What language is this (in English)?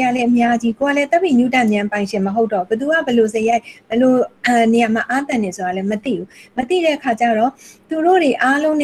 Korean